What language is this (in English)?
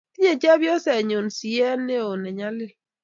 Kalenjin